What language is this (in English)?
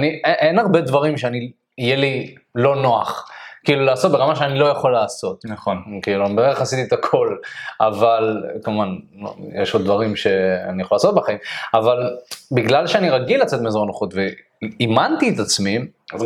Hebrew